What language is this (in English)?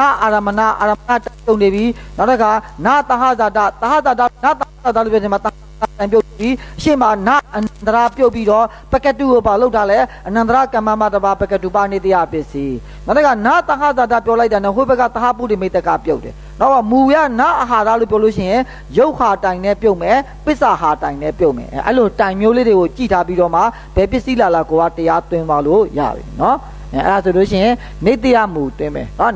Korean